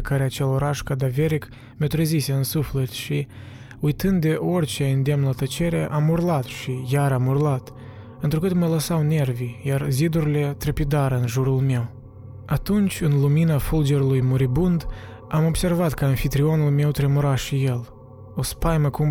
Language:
Romanian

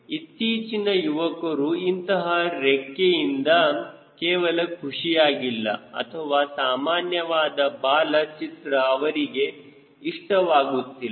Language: Kannada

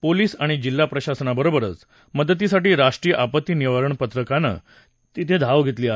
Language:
Marathi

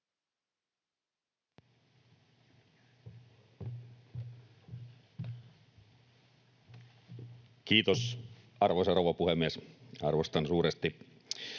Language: Finnish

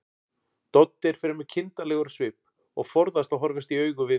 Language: Icelandic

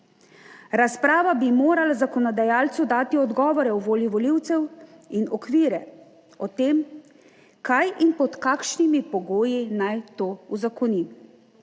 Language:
Slovenian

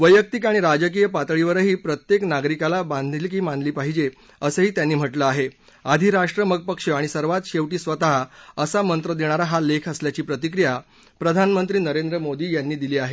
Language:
Marathi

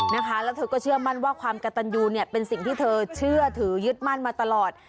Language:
Thai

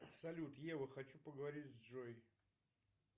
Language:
Russian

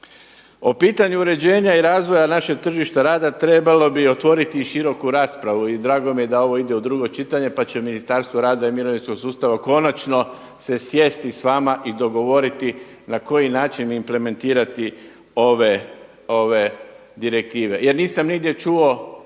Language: Croatian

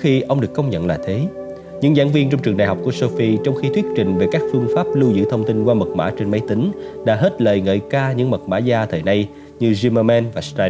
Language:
Vietnamese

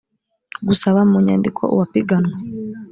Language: Kinyarwanda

